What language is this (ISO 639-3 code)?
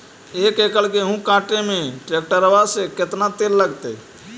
mag